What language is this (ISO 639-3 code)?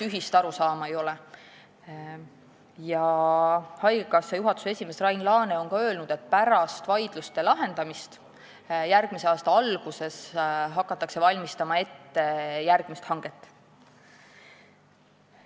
est